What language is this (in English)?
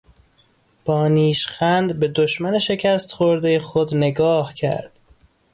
Persian